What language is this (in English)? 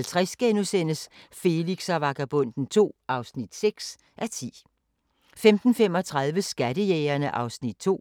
Danish